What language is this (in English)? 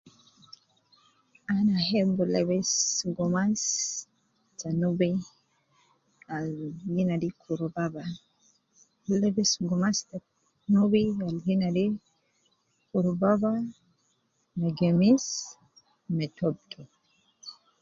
Nubi